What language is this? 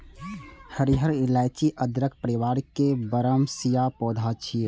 Maithili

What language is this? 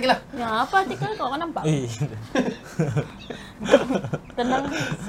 Malay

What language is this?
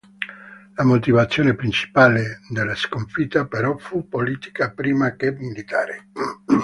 Italian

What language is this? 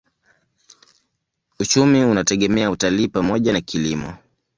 Swahili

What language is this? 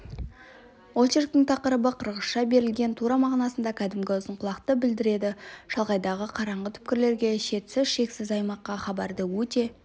Kazakh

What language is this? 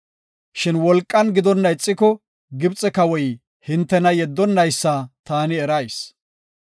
Gofa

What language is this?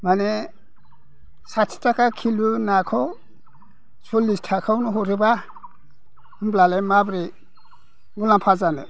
Bodo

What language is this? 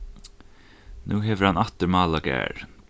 Faroese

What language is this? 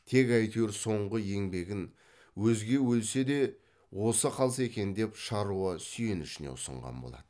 Kazakh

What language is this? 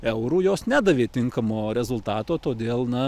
Lithuanian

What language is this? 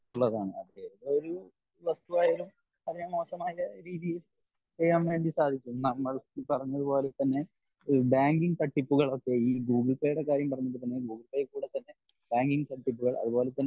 Malayalam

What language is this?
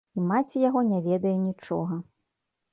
Belarusian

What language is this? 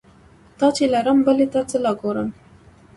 Pashto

